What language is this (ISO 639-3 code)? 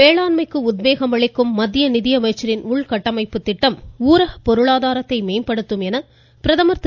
tam